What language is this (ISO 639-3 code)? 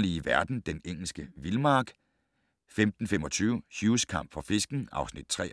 dan